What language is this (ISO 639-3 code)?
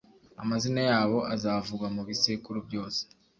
kin